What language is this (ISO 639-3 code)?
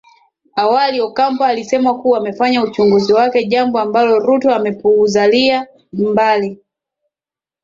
swa